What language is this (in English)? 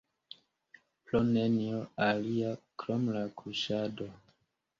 Esperanto